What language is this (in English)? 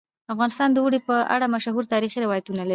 Pashto